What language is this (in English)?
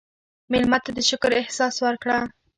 Pashto